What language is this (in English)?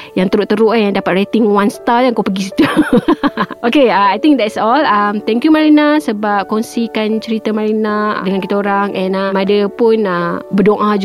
Malay